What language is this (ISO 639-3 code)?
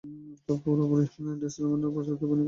ben